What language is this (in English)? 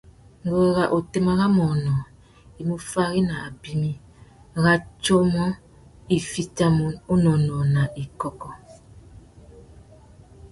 Tuki